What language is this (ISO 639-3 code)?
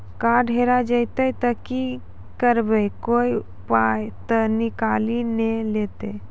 mai